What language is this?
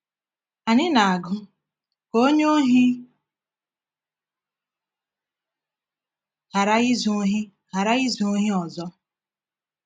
Igbo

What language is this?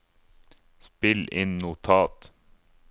Norwegian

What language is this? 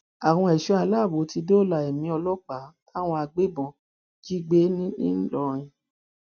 Yoruba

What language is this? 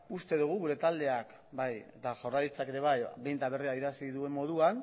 Basque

